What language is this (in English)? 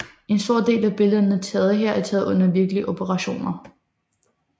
Danish